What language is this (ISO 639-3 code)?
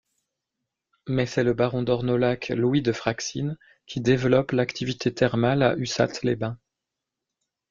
fra